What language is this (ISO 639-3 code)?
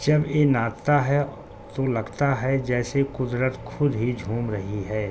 urd